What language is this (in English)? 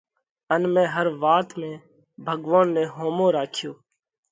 Parkari Koli